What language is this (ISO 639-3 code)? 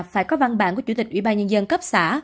vie